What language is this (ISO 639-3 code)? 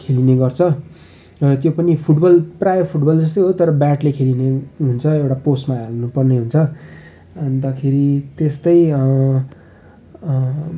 nep